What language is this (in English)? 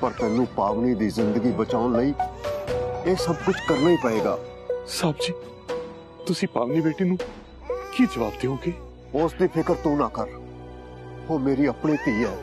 Hindi